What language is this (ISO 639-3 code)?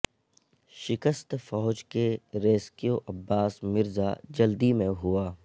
urd